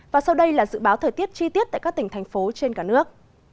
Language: Vietnamese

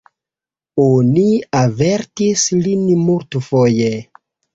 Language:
Esperanto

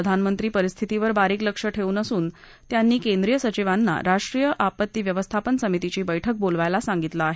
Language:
Marathi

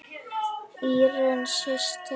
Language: Icelandic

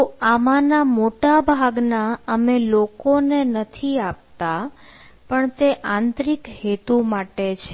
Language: Gujarati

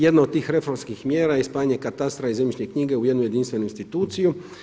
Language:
Croatian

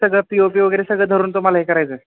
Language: Marathi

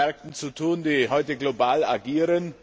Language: German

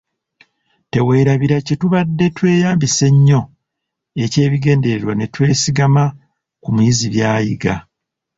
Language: Ganda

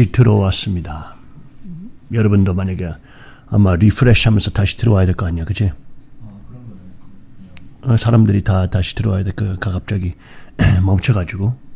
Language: Korean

